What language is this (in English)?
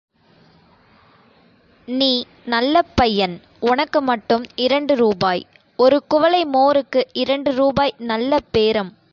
Tamil